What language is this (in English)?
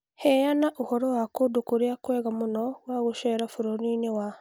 Kikuyu